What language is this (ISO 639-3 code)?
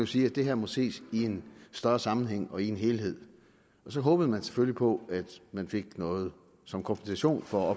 dan